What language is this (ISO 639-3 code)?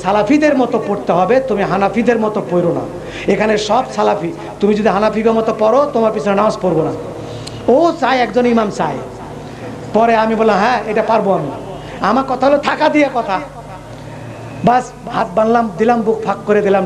ara